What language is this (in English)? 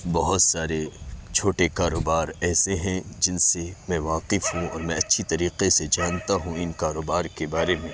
Urdu